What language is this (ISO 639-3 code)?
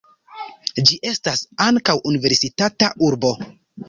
epo